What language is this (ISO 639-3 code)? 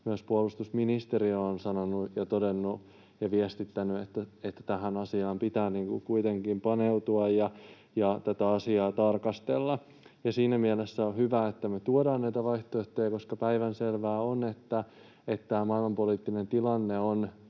fin